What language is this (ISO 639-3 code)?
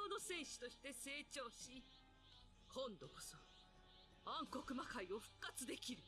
deu